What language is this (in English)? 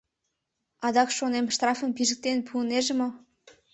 Mari